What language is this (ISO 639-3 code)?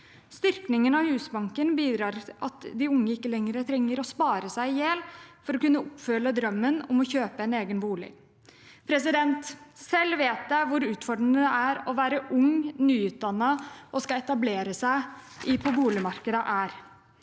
nor